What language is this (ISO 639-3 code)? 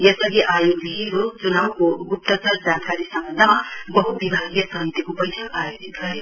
nep